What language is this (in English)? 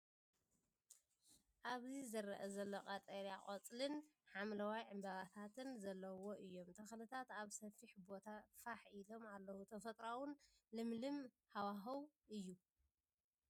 Tigrinya